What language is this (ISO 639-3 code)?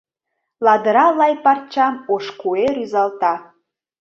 chm